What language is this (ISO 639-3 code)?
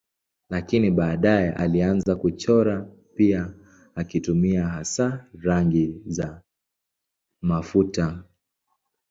swa